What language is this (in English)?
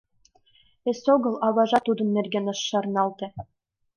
Mari